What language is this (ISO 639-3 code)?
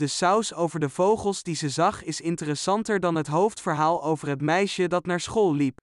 nld